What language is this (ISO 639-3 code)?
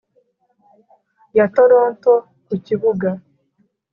kin